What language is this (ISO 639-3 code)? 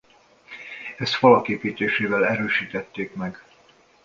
hun